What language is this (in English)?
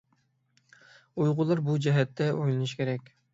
Uyghur